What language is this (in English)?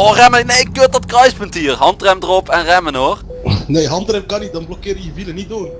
Dutch